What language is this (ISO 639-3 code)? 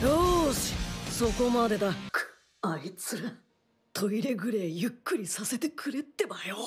jpn